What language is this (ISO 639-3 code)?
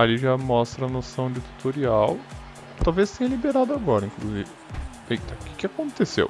por